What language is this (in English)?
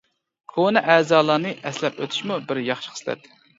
Uyghur